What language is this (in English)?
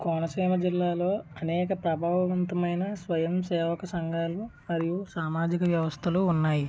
Telugu